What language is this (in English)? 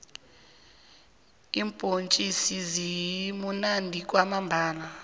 South Ndebele